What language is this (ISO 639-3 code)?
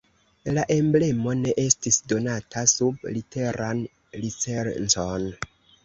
epo